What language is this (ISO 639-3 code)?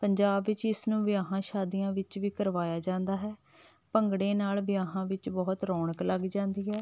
pan